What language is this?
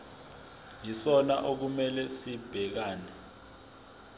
Zulu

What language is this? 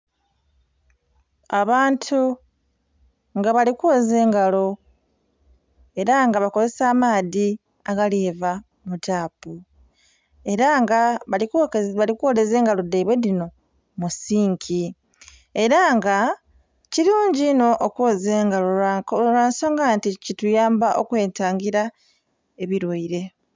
Soga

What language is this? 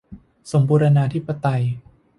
Thai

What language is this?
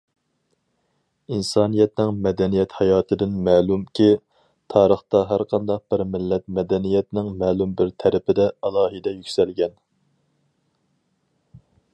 Uyghur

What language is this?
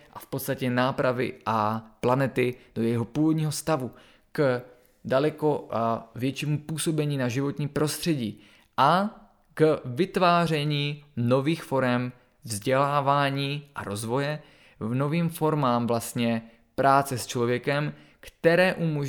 Czech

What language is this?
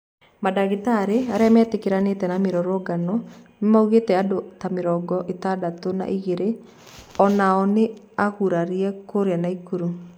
Kikuyu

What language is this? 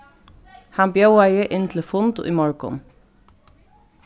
Faroese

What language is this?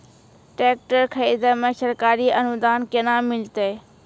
Maithili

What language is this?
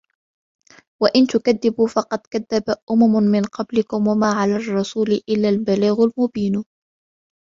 Arabic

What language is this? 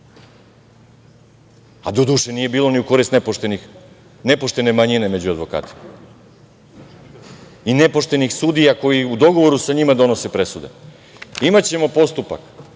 Serbian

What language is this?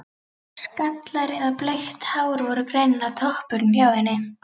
Icelandic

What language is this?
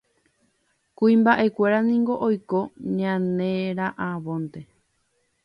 Guarani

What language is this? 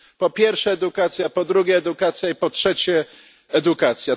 Polish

